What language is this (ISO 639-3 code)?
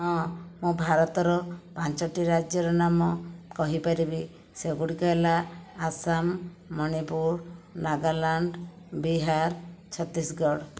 ori